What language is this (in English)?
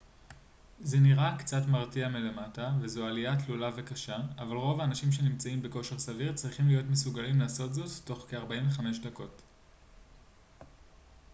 Hebrew